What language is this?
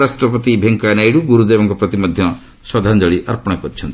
Odia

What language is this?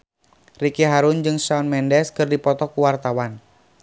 Sundanese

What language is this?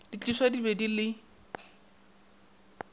Northern Sotho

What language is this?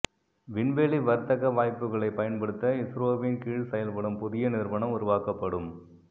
Tamil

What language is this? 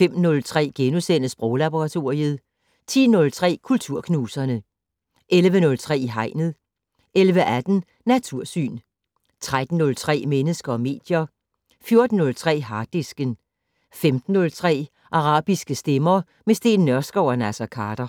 Danish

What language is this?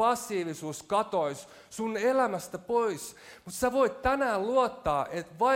Finnish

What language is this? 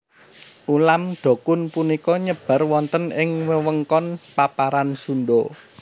Javanese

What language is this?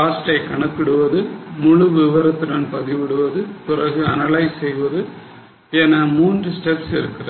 Tamil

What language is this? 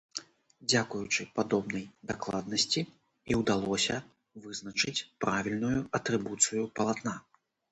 Belarusian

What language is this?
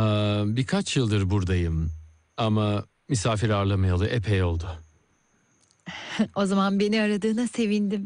Turkish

